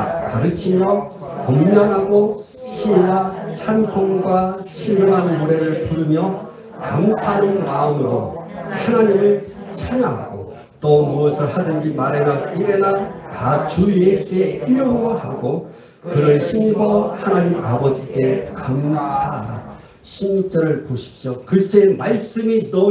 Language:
Korean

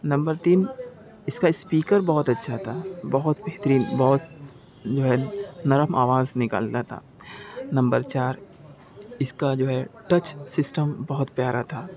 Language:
Urdu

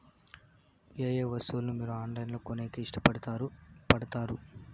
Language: Telugu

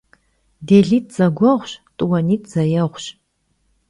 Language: Kabardian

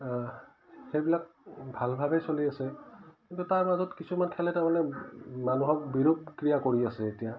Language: Assamese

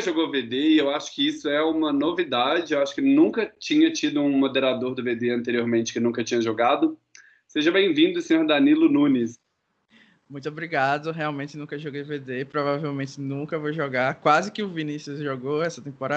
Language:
Portuguese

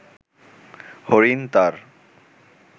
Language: Bangla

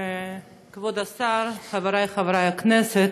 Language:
Hebrew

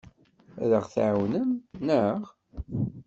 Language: Kabyle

